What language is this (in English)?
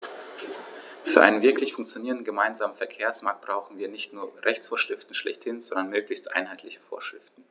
German